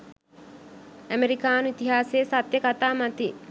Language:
Sinhala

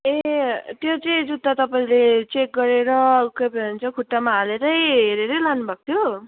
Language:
Nepali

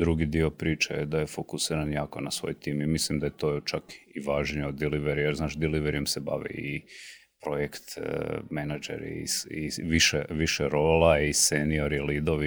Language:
Croatian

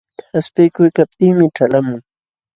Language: Jauja Wanca Quechua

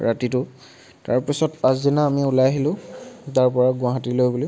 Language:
Assamese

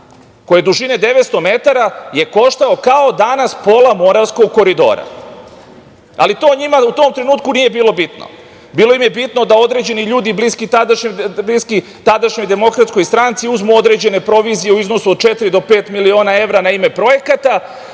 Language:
Serbian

